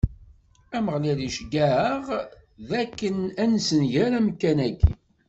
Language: Kabyle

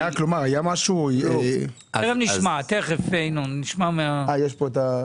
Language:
Hebrew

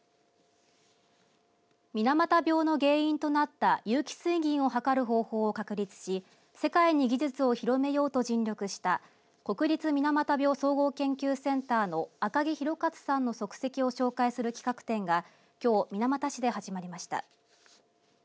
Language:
Japanese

